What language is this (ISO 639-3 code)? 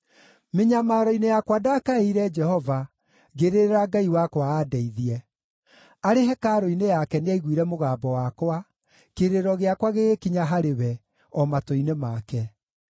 kik